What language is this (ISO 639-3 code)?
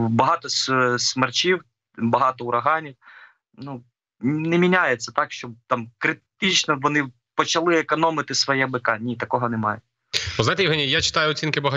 ukr